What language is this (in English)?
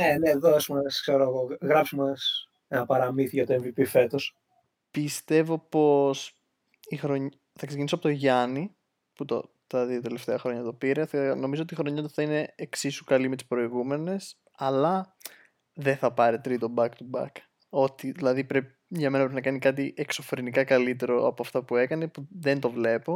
Greek